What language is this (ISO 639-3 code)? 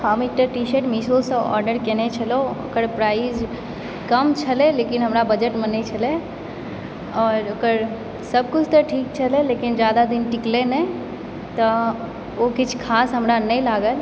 mai